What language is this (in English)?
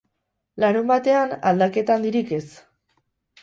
Basque